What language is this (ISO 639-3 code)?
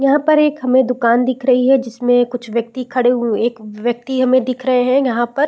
hin